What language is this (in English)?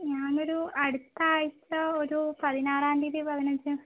Malayalam